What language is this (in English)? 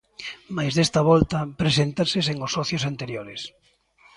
Galician